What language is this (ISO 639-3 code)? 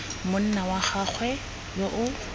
tsn